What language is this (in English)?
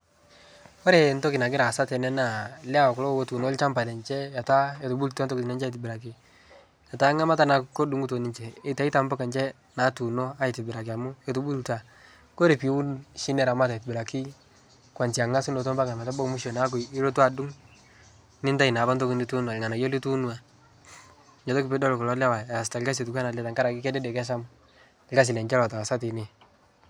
Masai